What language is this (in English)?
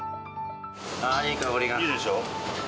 Japanese